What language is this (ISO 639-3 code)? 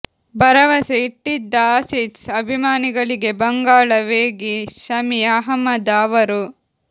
kan